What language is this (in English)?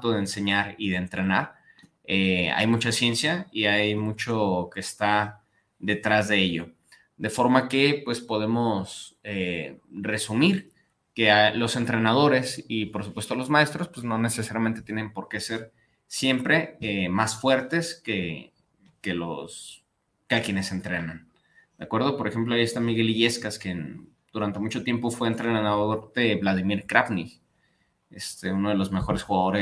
Spanish